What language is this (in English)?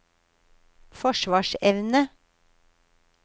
Norwegian